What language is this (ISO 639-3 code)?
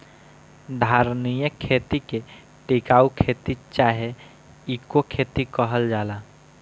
bho